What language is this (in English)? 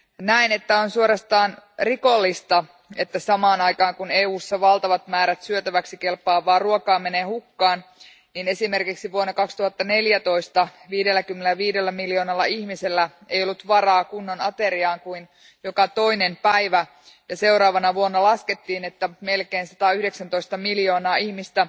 Finnish